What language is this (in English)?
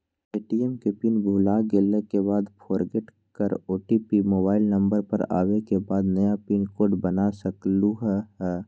Magahi